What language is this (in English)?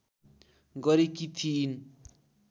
Nepali